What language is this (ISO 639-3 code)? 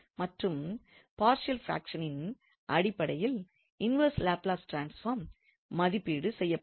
tam